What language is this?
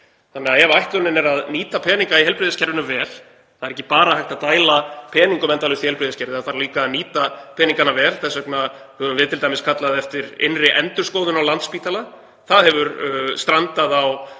Icelandic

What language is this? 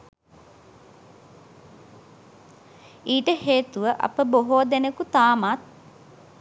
Sinhala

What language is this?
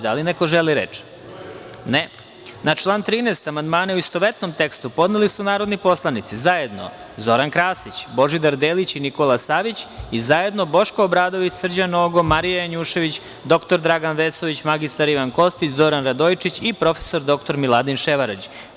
Serbian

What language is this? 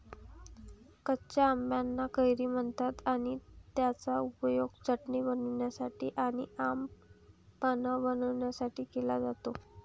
Marathi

